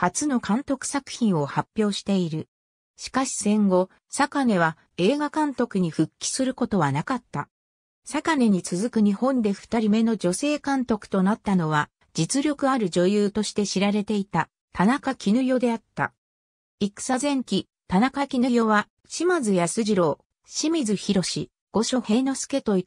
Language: Japanese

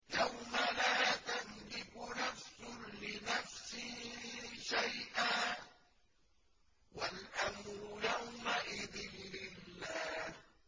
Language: Arabic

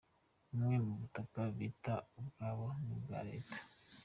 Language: Kinyarwanda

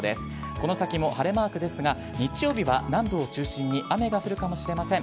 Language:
Japanese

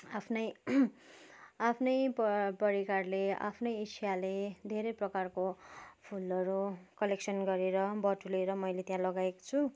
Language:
Nepali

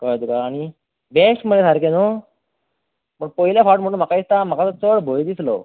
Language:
Konkani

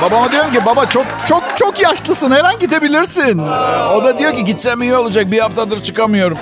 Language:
Turkish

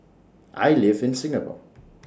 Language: English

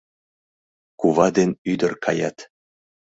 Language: Mari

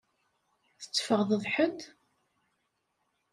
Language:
Kabyle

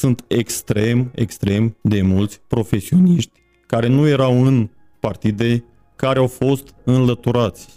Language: Romanian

